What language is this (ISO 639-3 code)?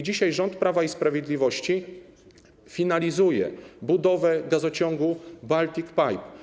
pol